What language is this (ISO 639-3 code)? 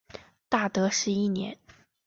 zho